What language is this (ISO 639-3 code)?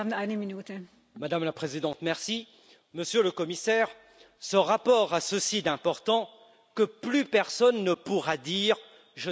fra